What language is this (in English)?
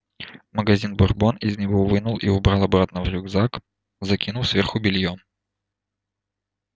Russian